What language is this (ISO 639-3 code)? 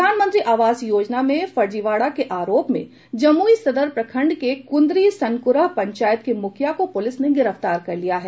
hin